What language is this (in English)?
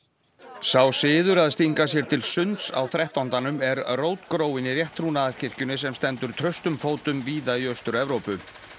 Icelandic